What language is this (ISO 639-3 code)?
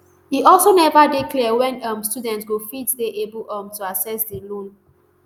pcm